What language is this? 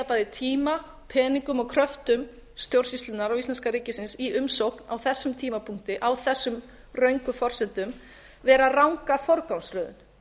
Icelandic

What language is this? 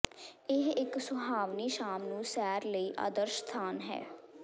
Punjabi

